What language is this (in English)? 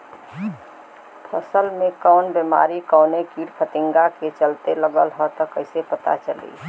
Bhojpuri